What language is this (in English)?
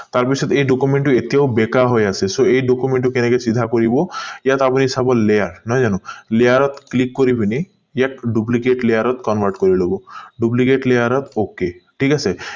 Assamese